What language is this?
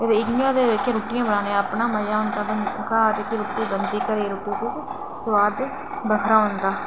Dogri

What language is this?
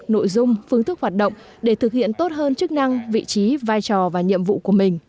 Vietnamese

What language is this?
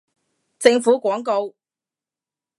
Cantonese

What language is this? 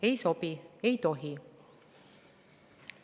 Estonian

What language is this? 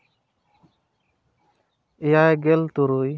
Santali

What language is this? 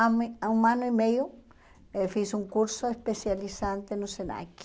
Portuguese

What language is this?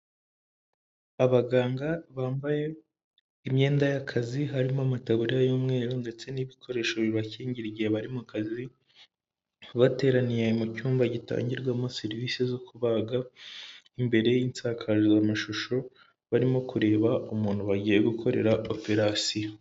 Kinyarwanda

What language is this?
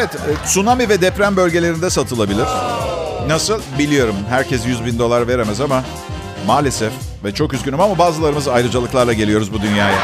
Turkish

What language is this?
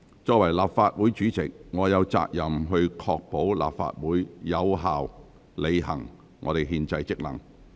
Cantonese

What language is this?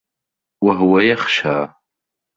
Arabic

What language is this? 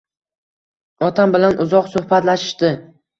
Uzbek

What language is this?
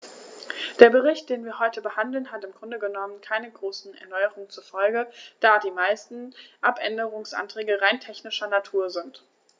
German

